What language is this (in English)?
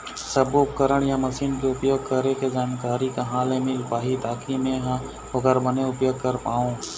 Chhattisgarhi